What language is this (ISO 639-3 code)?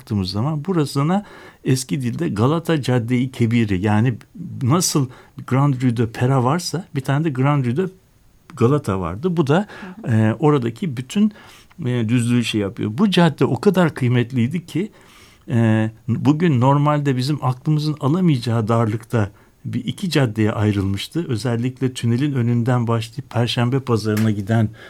tur